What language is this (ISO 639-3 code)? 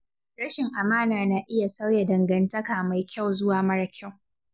hau